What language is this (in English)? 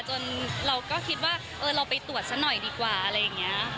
Thai